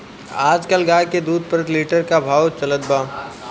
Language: Bhojpuri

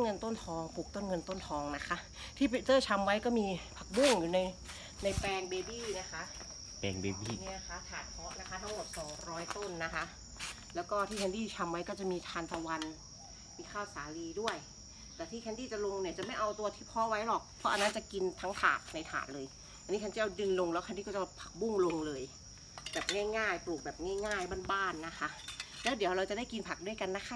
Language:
Thai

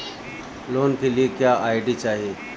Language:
Bhojpuri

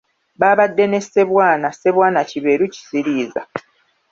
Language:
Ganda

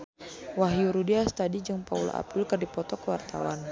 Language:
Sundanese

